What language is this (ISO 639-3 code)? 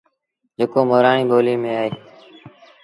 sbn